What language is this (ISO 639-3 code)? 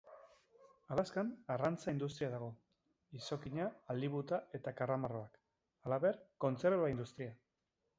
eus